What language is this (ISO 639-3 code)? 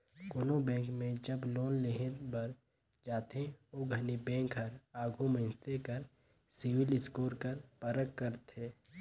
hne